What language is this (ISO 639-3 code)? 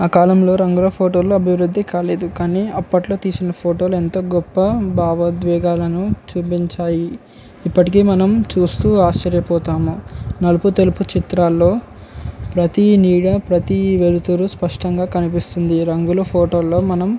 tel